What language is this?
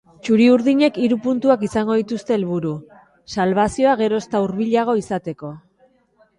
Basque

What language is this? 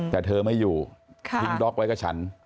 Thai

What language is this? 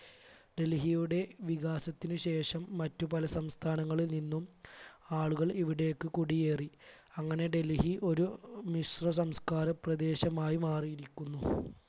Malayalam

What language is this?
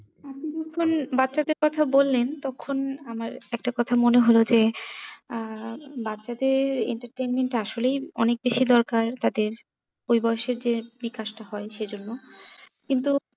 Bangla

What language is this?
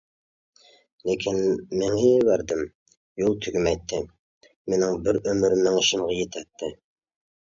Uyghur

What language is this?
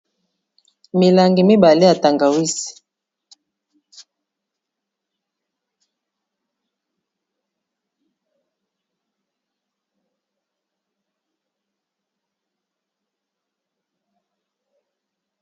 Lingala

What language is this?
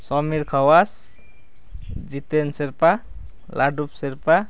Nepali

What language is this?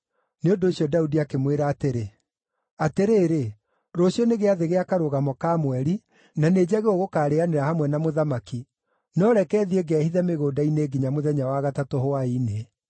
Kikuyu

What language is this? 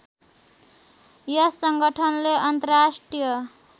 Nepali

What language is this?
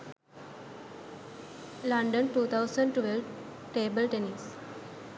Sinhala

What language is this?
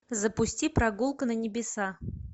Russian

